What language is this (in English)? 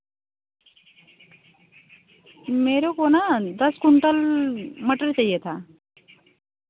Hindi